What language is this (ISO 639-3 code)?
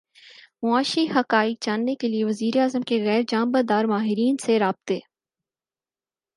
urd